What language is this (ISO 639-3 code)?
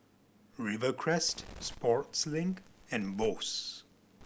eng